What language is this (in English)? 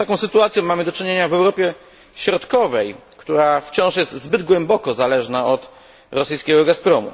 Polish